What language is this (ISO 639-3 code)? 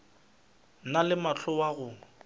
nso